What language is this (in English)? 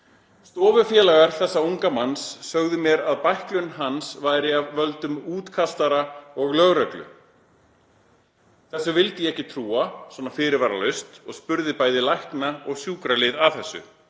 Icelandic